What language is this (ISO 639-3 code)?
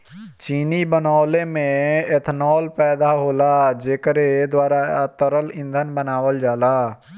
bho